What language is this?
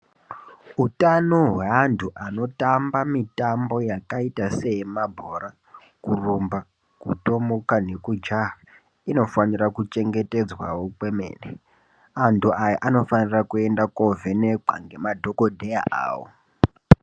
Ndau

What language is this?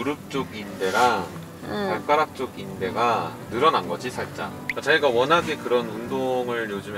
Korean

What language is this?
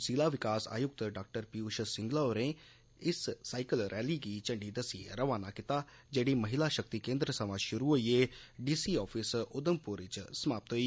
Dogri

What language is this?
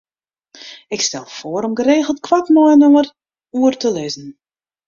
Western Frisian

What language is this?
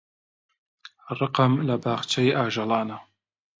Central Kurdish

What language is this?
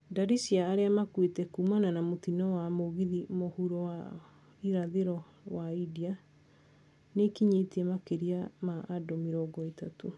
Kikuyu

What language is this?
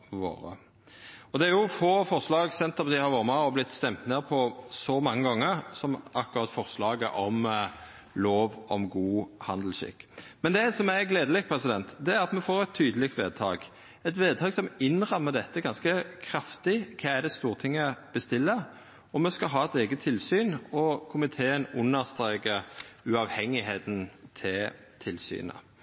Norwegian Nynorsk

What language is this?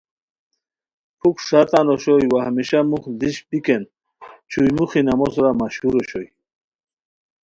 Khowar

